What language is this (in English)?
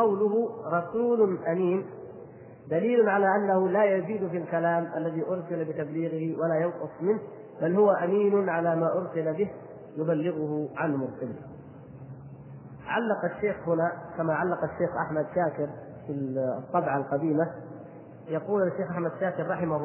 Arabic